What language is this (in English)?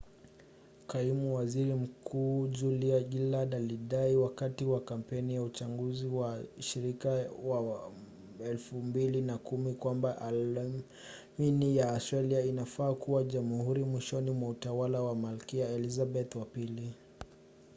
Swahili